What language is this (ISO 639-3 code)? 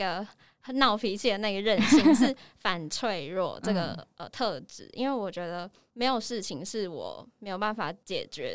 zho